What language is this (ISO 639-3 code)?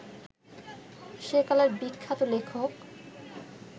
ben